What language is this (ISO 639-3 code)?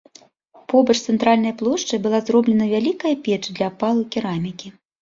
bel